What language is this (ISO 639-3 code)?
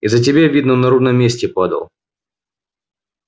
rus